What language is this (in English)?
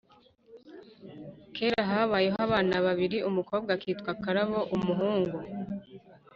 Kinyarwanda